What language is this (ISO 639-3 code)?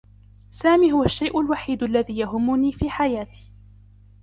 ara